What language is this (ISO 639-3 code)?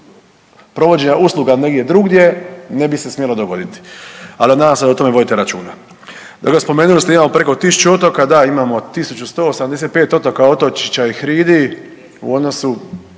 hrv